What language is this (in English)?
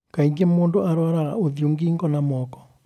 Kikuyu